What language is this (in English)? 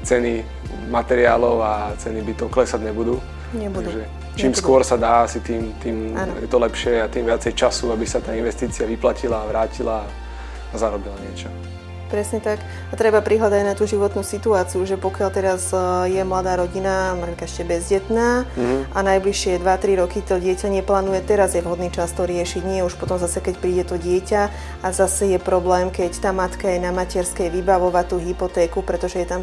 Slovak